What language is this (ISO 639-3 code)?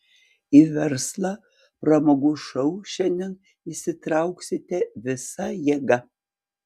lit